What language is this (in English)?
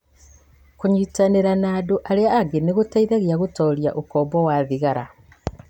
Kikuyu